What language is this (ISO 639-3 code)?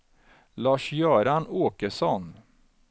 swe